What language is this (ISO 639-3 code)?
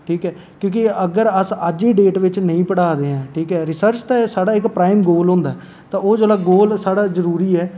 doi